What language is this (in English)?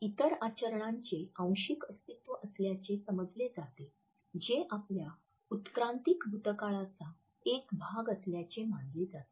Marathi